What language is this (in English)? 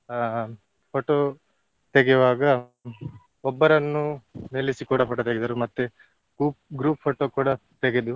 Kannada